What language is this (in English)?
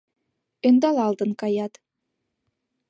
Mari